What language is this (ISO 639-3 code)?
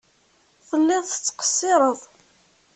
kab